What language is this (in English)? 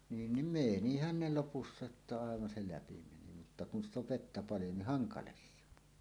Finnish